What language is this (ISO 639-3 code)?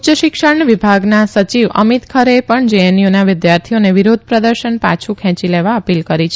guj